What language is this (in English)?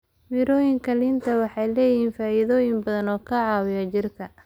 Somali